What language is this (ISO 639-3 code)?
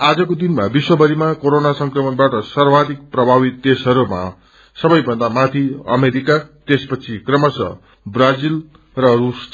nep